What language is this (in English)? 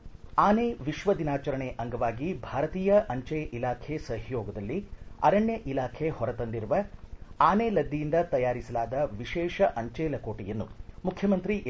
Kannada